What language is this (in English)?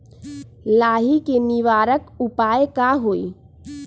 Magahi